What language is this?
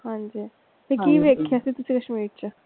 Punjabi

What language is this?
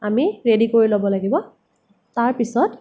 Assamese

